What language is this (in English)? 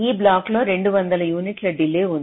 Telugu